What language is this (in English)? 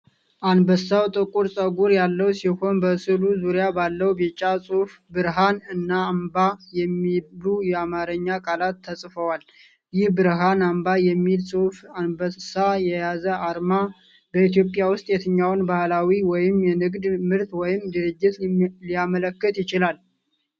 Amharic